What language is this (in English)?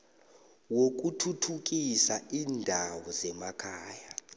South Ndebele